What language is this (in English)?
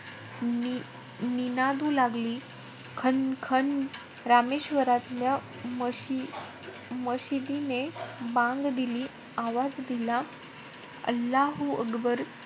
Marathi